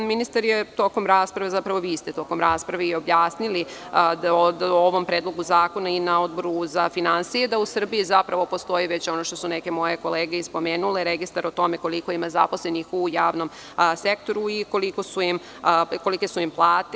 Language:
Serbian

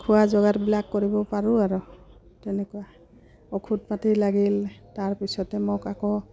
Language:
Assamese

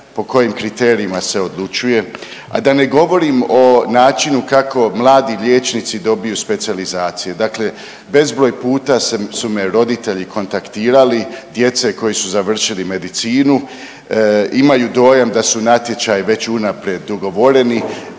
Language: Croatian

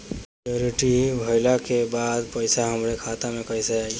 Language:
Bhojpuri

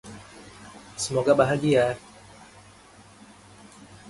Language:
Indonesian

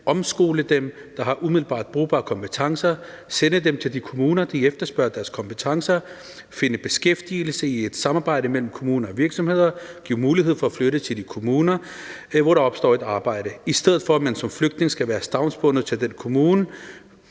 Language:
Danish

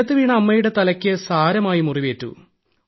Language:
Malayalam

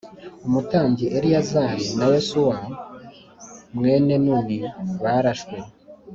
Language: Kinyarwanda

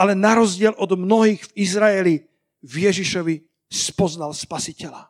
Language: Slovak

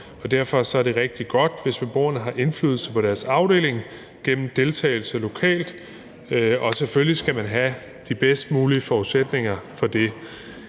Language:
Danish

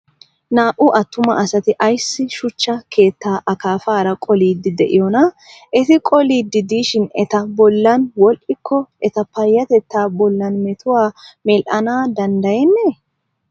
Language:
Wolaytta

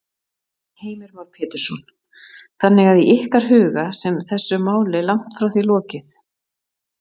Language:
Icelandic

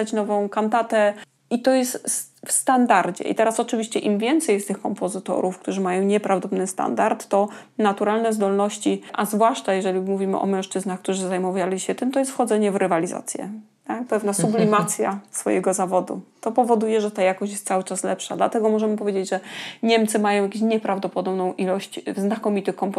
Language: Polish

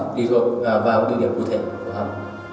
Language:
Vietnamese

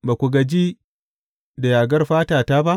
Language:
Hausa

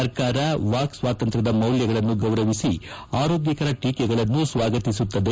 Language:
Kannada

